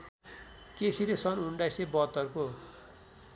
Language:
Nepali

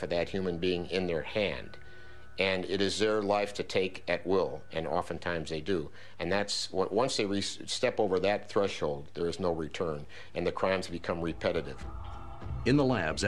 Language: English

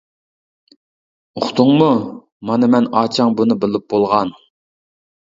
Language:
Uyghur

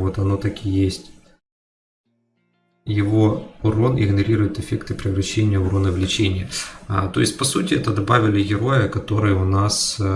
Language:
Russian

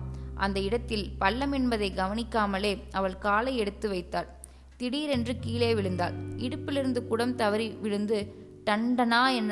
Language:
Tamil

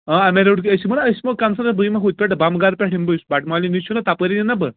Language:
Kashmiri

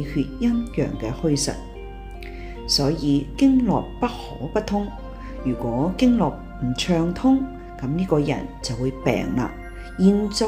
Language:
Chinese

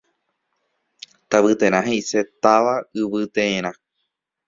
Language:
Guarani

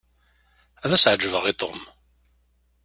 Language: Kabyle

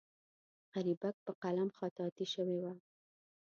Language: Pashto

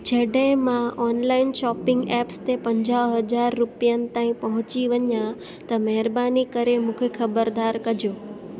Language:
Sindhi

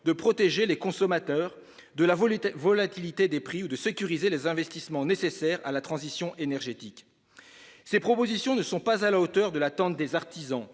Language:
French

